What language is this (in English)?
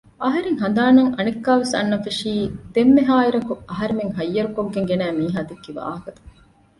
Divehi